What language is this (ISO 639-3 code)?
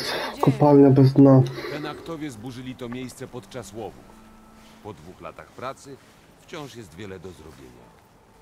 pol